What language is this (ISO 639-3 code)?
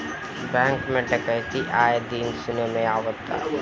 bho